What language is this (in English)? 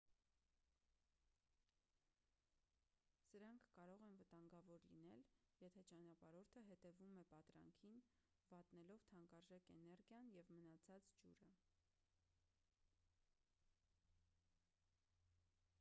Armenian